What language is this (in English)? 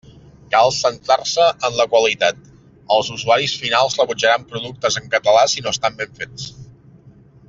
Catalan